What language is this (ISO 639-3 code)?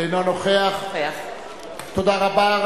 heb